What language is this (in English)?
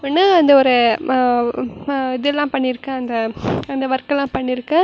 Tamil